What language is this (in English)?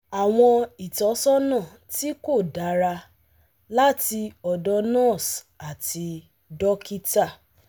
Yoruba